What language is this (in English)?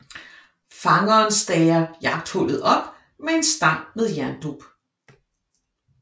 Danish